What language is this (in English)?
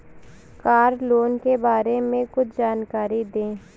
Hindi